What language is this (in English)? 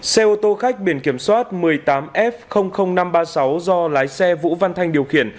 Vietnamese